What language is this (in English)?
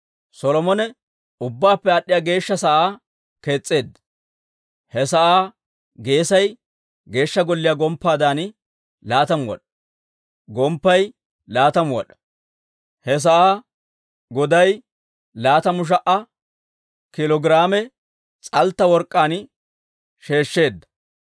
Dawro